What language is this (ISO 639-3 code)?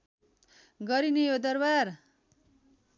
nep